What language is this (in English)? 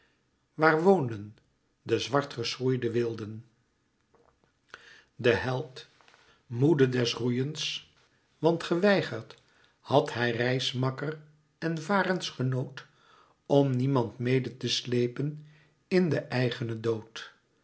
Dutch